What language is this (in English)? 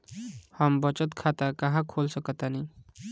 Bhojpuri